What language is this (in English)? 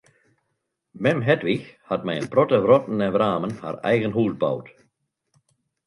Western Frisian